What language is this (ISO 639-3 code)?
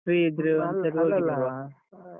kan